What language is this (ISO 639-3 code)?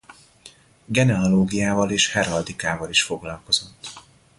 hun